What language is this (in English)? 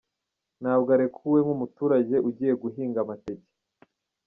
Kinyarwanda